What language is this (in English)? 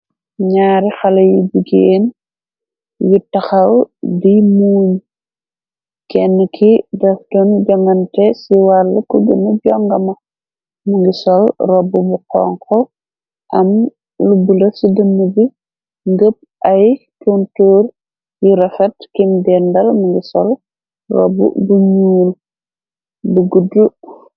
Wolof